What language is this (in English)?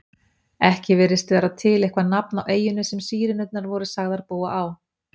Icelandic